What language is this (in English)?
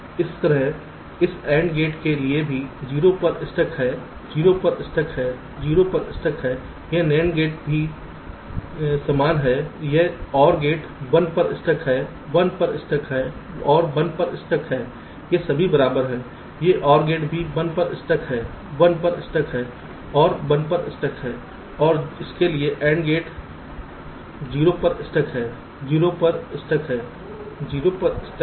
Hindi